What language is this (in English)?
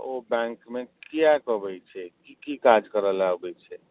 Maithili